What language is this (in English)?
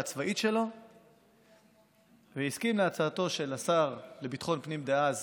Hebrew